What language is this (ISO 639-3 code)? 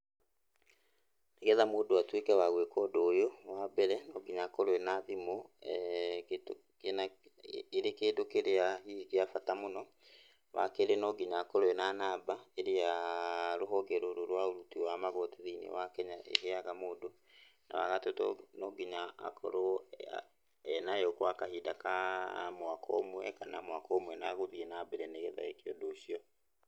kik